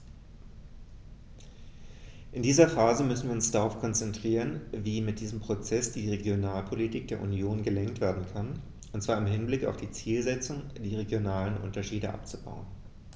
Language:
German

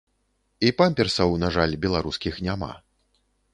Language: Belarusian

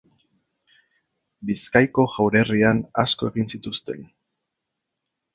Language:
Basque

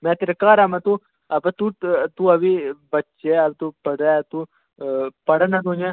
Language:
Dogri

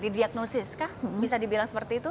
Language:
Indonesian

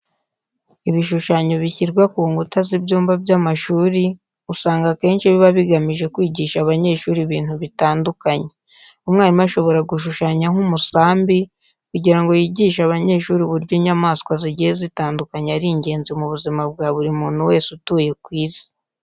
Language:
Kinyarwanda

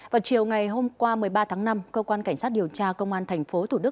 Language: Vietnamese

